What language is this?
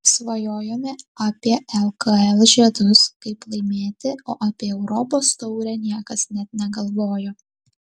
Lithuanian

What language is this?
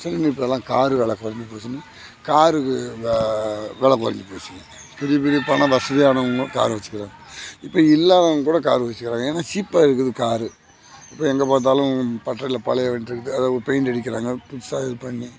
Tamil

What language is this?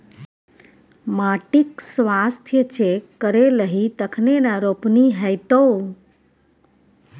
Maithili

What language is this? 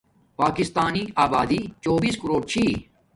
Domaaki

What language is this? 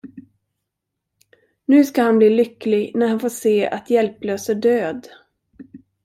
Swedish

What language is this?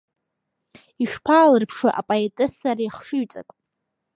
Abkhazian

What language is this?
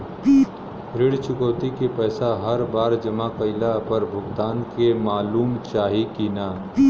Bhojpuri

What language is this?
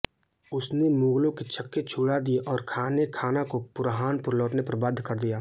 Hindi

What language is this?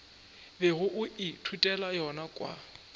Northern Sotho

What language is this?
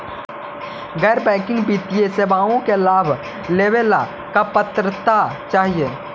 Magahi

